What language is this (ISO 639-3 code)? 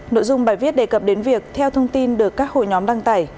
vie